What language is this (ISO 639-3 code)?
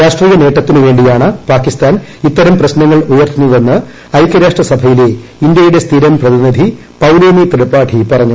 mal